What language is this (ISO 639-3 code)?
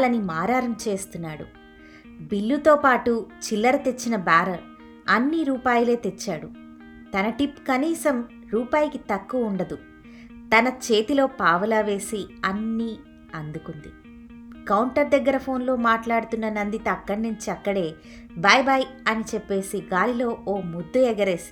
tel